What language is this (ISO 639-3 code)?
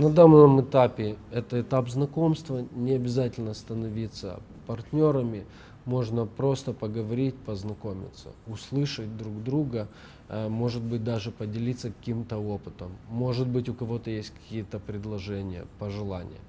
rus